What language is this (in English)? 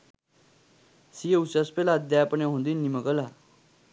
Sinhala